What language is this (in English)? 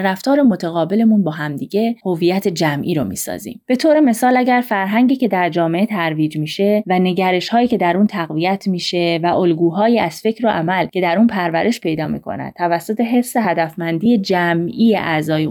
Persian